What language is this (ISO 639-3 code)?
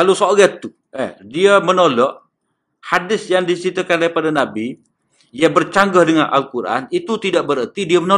msa